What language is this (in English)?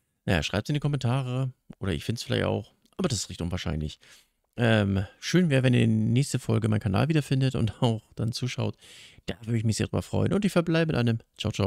German